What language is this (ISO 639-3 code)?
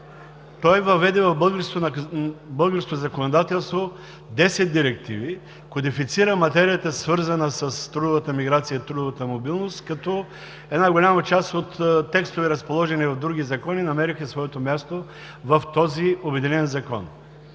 bul